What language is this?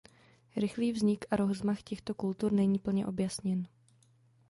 Czech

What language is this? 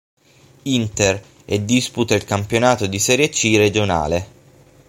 Italian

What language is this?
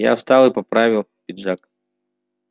Russian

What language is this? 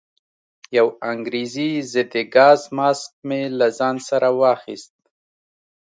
Pashto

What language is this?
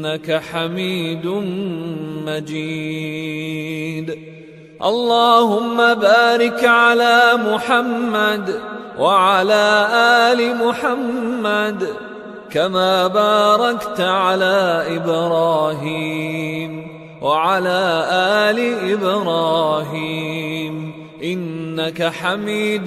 Arabic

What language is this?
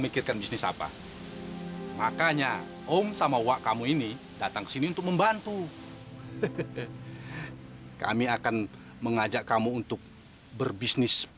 Indonesian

